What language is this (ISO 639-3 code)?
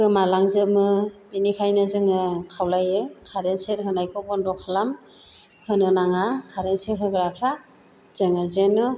brx